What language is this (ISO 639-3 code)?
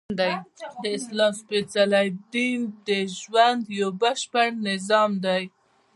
pus